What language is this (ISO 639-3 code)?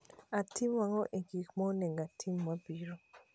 luo